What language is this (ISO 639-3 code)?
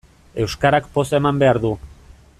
eus